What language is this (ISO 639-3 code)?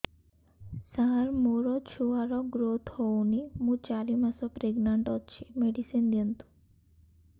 ori